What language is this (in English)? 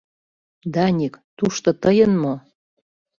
Mari